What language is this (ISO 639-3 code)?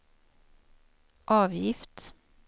swe